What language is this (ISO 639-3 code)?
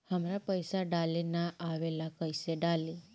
bho